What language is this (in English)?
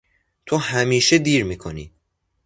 Persian